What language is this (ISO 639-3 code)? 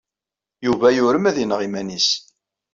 kab